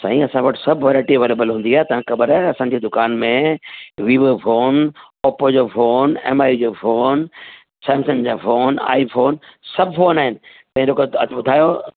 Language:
Sindhi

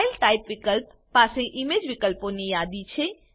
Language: Gujarati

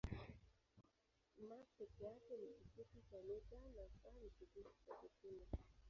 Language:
Swahili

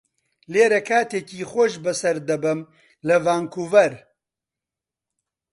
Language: Central Kurdish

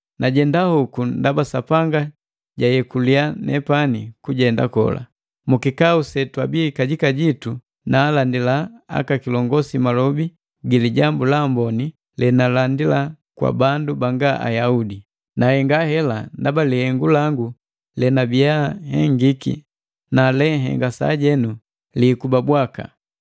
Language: Matengo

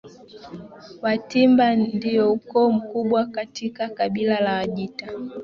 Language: Swahili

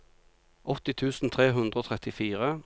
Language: Norwegian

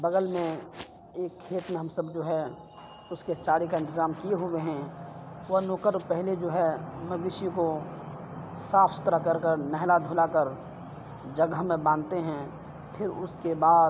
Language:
Urdu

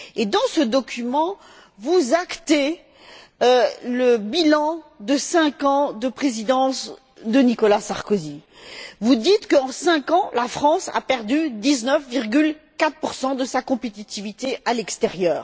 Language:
French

